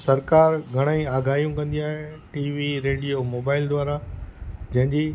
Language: Sindhi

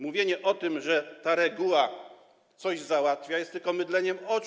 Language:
Polish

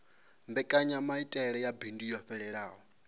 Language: Venda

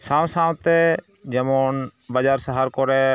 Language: Santali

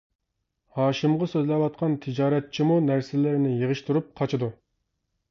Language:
Uyghur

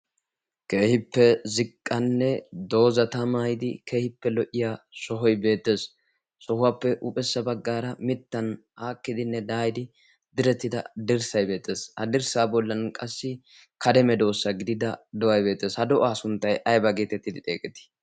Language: Wolaytta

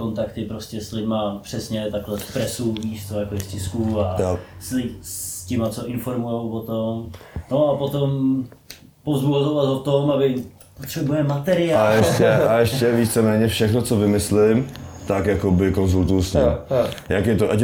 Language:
Czech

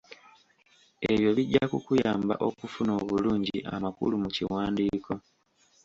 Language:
Ganda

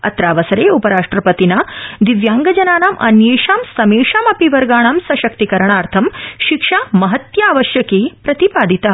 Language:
Sanskrit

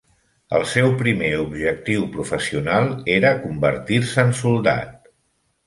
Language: Catalan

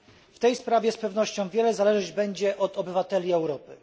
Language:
Polish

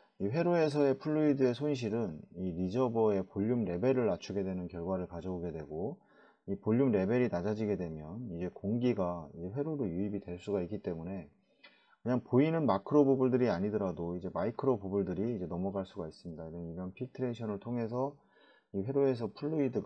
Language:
Korean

